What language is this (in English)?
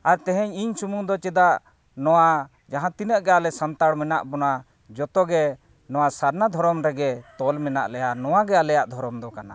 Santali